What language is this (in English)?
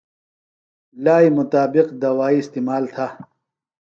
Phalura